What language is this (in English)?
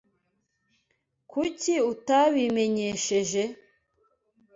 Kinyarwanda